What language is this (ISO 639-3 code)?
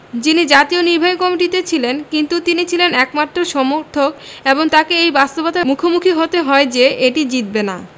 ben